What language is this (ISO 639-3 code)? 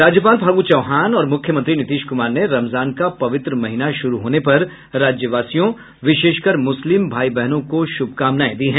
hin